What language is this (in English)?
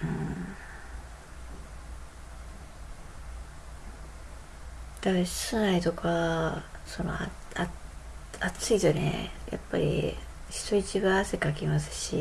Japanese